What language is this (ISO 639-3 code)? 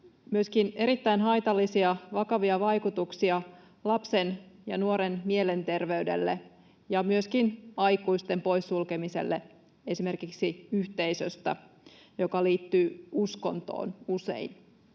fin